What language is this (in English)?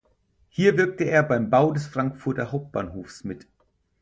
German